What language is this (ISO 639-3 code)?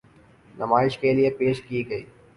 urd